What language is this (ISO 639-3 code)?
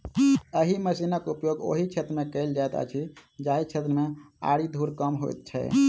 mai